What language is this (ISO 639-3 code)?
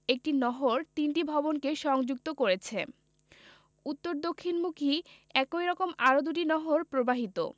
ben